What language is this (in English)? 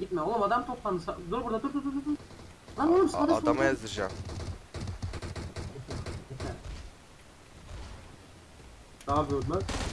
Turkish